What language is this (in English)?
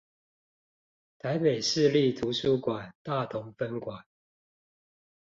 Chinese